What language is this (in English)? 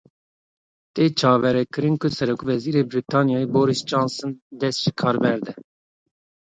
Kurdish